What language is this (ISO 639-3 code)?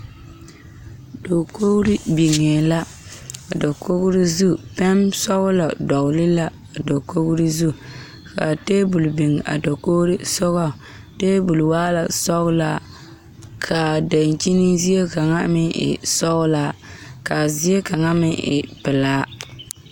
dga